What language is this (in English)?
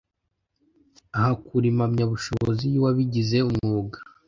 Kinyarwanda